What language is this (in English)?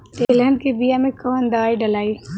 Bhojpuri